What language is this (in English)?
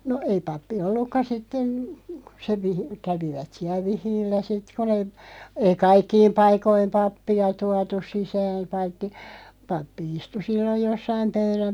Finnish